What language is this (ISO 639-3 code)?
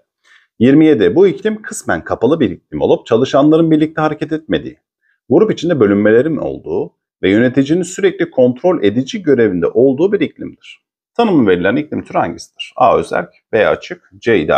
tur